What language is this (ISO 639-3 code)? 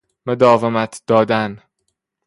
fas